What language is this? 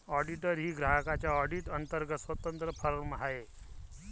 Marathi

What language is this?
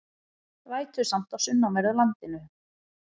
Icelandic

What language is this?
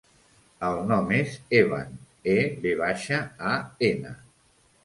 Catalan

